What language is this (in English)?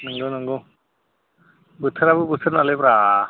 Bodo